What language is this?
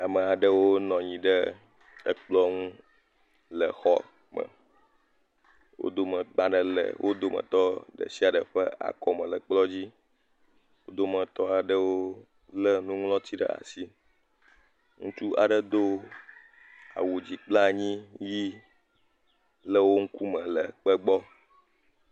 Ewe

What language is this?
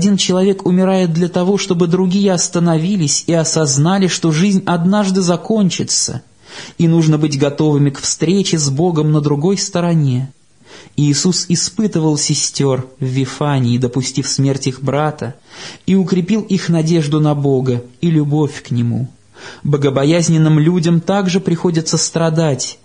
Russian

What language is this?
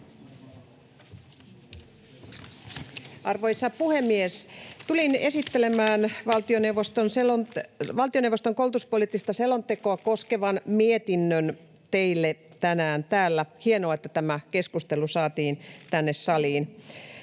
Finnish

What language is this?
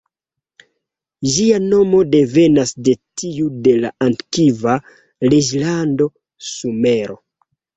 Esperanto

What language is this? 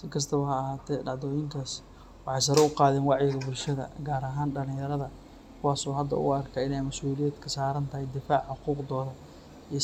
Somali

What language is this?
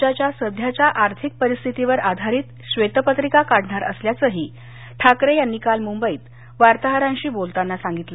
Marathi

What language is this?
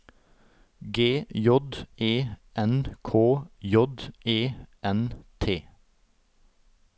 Norwegian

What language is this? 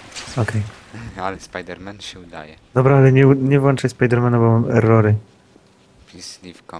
Polish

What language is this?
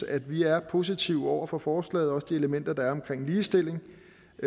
Danish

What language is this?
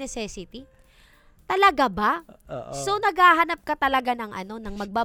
Filipino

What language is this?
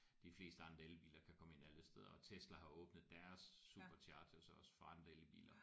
Danish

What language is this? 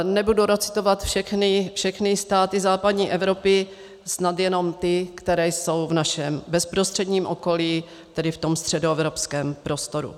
Czech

